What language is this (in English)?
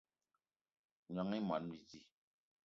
Eton (Cameroon)